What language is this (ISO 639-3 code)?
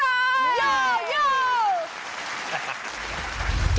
tha